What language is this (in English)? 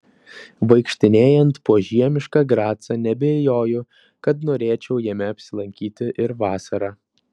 Lithuanian